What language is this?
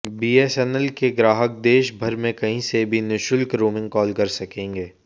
Hindi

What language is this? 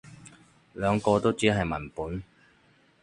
Cantonese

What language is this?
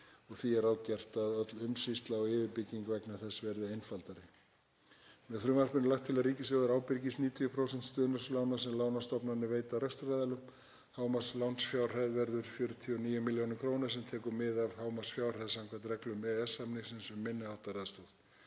Icelandic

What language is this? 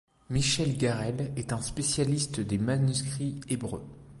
French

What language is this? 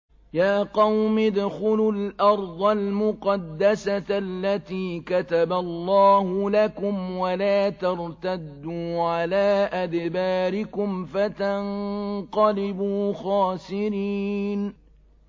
Arabic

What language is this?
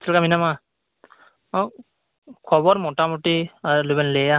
Santali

